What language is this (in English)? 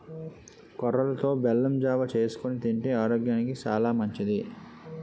Telugu